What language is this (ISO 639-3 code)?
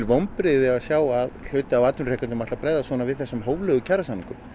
isl